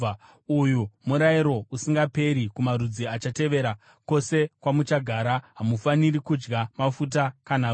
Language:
Shona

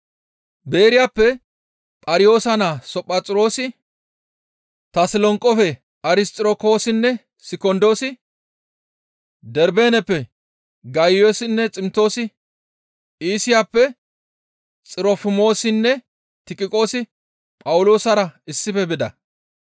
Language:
Gamo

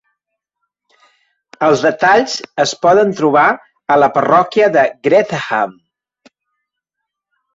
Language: Catalan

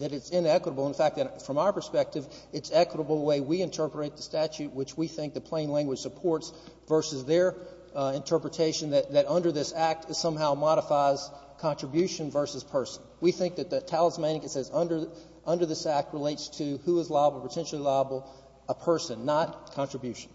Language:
English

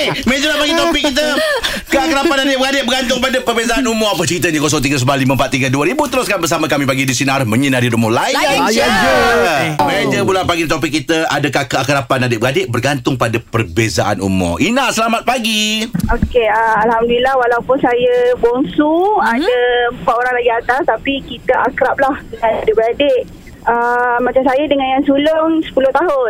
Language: Malay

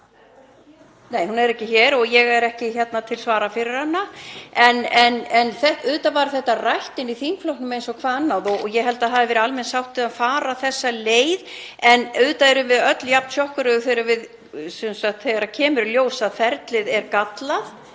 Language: Icelandic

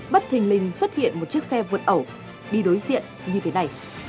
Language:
Vietnamese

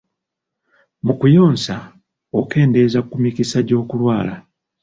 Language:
Ganda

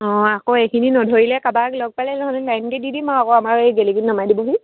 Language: Assamese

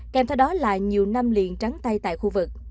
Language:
Vietnamese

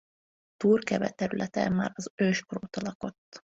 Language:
Hungarian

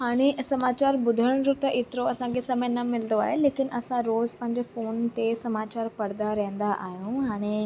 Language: Sindhi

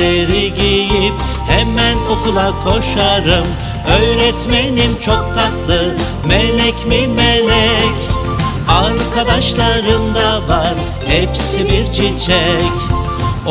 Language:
Turkish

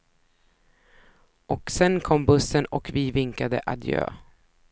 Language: Swedish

